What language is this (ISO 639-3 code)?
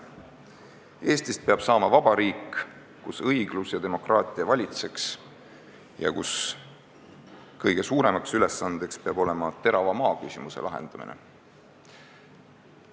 est